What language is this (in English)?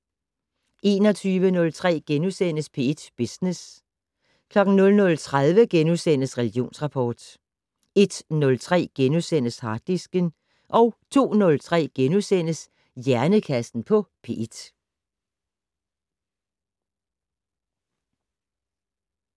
Danish